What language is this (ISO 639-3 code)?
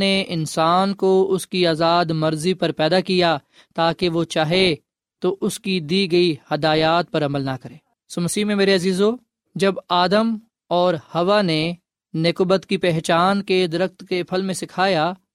urd